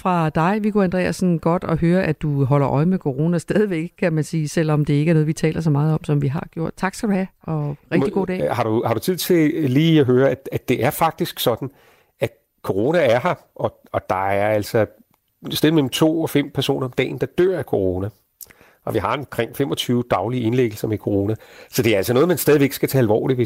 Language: Danish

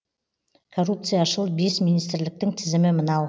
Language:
Kazakh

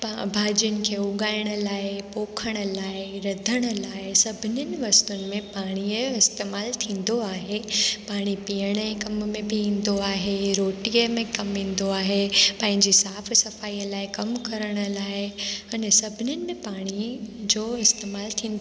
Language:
Sindhi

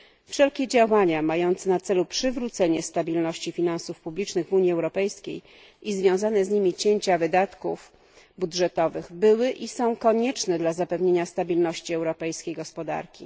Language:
Polish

